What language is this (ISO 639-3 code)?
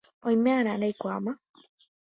grn